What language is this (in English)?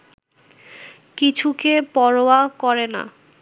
Bangla